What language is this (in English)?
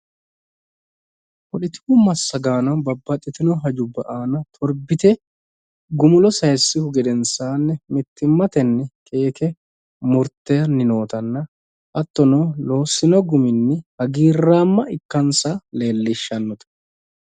Sidamo